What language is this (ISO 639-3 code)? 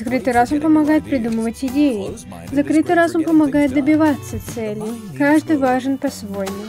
rus